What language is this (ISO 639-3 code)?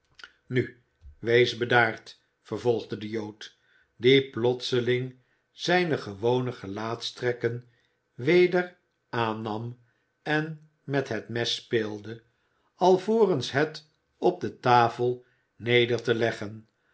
nld